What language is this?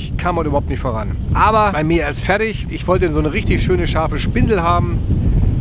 German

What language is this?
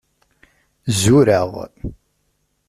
Kabyle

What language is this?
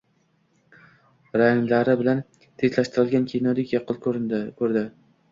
Uzbek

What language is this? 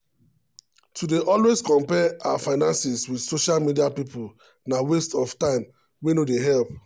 Nigerian Pidgin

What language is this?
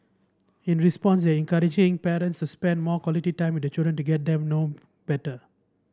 English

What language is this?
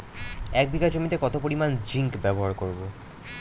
Bangla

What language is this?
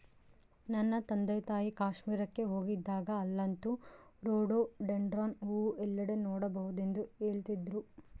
Kannada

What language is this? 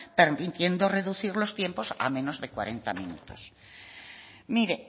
Spanish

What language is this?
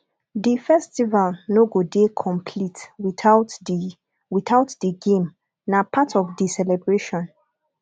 Nigerian Pidgin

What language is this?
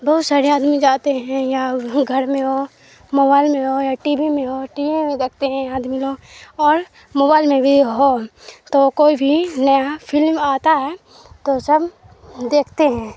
Urdu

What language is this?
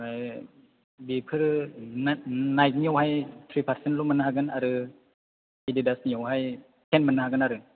Bodo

